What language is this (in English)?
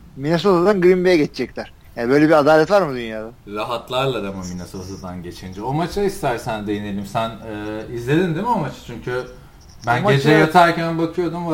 Turkish